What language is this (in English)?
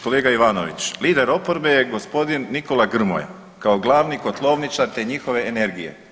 Croatian